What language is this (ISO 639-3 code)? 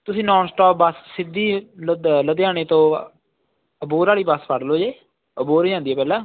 pan